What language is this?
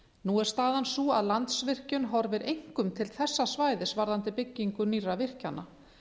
Icelandic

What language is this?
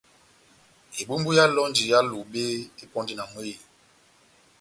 Batanga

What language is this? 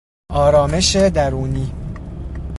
Persian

